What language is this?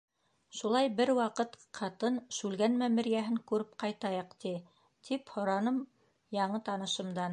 Bashkir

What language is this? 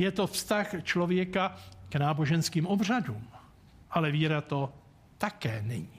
Czech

